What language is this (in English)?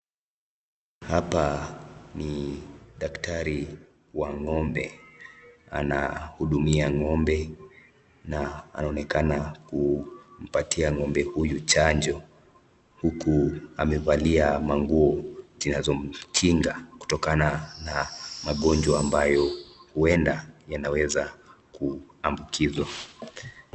Swahili